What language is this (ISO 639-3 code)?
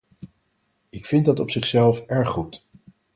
nld